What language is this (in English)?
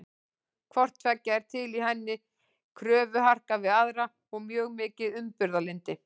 Icelandic